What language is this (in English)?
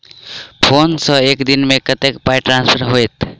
Maithili